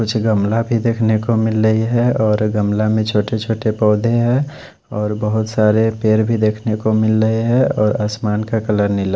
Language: Hindi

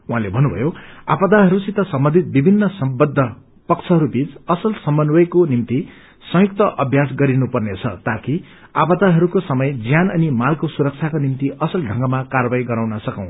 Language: Nepali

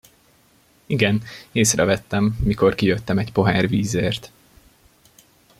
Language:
Hungarian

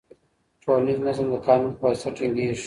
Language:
Pashto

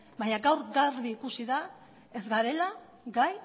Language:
Basque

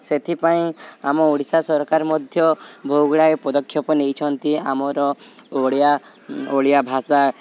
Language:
Odia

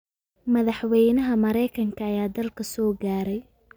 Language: Somali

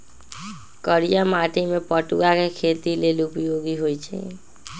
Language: Magahi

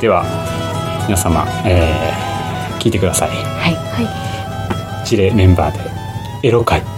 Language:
Japanese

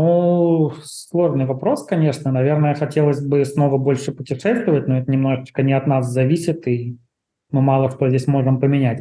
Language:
Russian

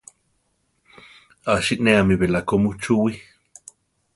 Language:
Central Tarahumara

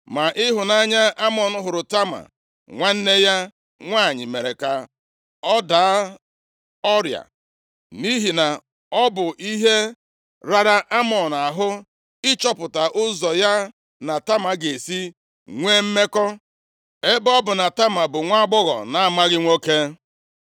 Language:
Igbo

